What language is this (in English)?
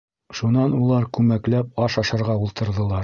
Bashkir